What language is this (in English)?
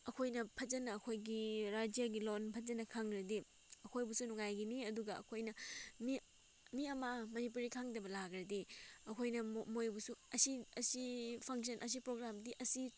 Manipuri